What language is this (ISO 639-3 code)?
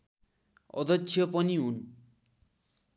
nep